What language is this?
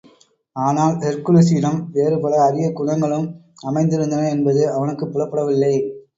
Tamil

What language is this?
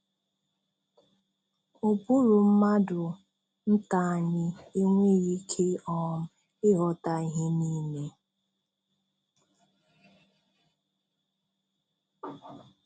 Igbo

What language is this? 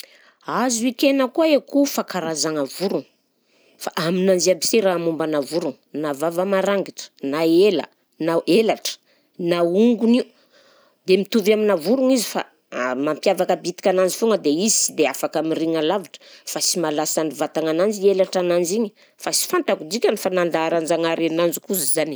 Southern Betsimisaraka Malagasy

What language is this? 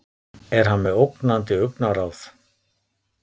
Icelandic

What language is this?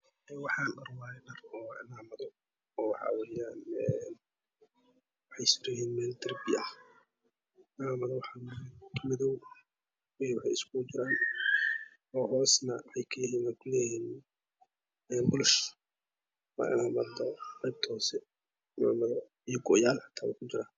Somali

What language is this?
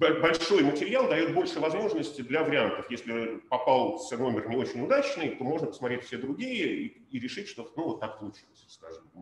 Russian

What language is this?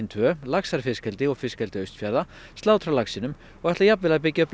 Icelandic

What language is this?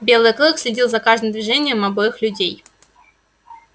Russian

